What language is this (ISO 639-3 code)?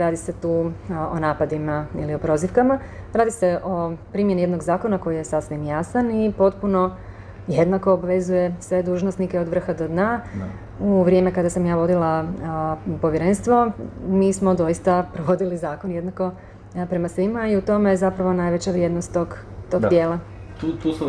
hrv